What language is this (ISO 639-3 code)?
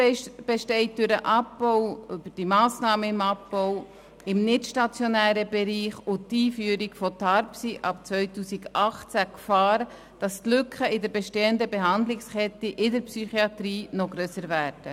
gsw